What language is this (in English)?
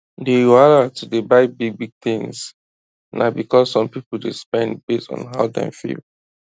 Nigerian Pidgin